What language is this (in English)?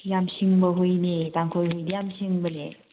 Manipuri